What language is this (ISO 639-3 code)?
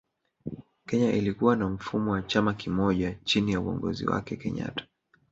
swa